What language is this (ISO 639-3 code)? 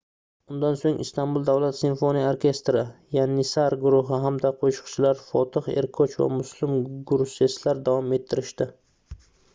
uzb